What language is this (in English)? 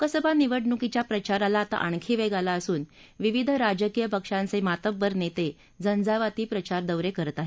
Marathi